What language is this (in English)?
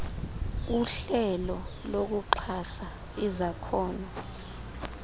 Xhosa